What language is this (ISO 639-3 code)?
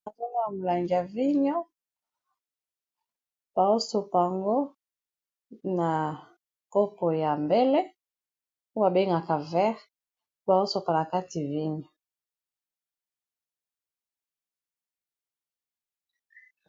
lin